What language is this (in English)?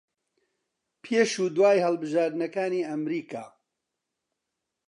Central Kurdish